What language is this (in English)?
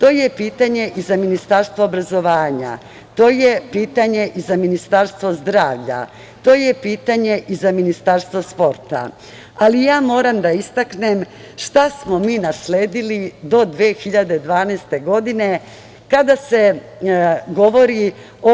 Serbian